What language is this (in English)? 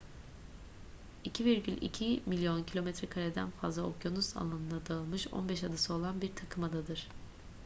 Turkish